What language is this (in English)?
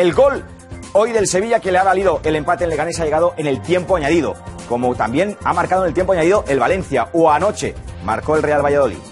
Spanish